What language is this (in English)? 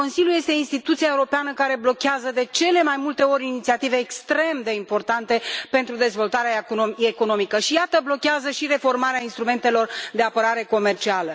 Romanian